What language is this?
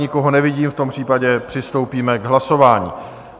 Czech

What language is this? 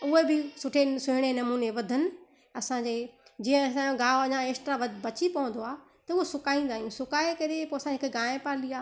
Sindhi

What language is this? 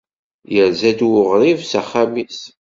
Kabyle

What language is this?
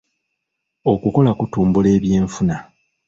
Ganda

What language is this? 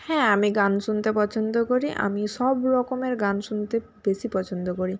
Bangla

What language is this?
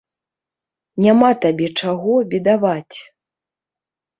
Belarusian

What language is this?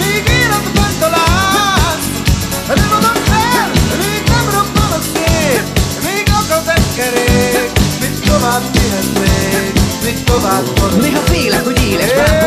Hungarian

